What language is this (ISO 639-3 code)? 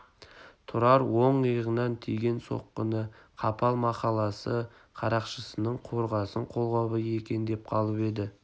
kaz